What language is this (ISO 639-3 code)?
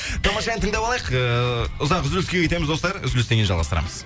kaz